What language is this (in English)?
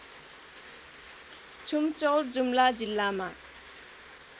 Nepali